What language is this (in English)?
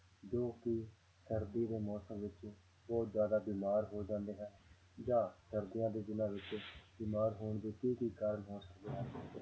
Punjabi